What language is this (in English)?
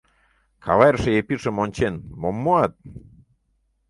Mari